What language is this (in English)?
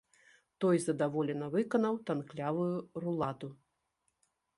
Belarusian